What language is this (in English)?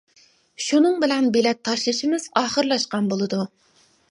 Uyghur